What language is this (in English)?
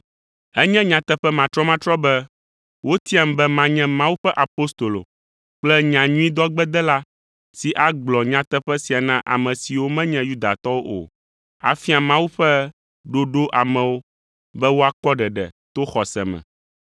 Ewe